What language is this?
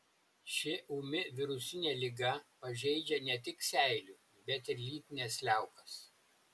Lithuanian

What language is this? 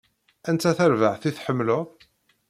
Kabyle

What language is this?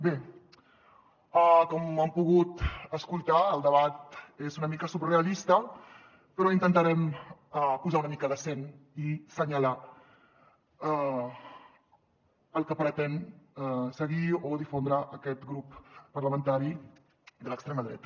Catalan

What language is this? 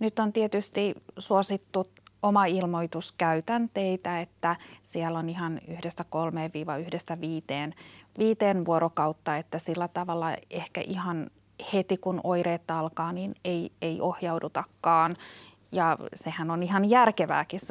Finnish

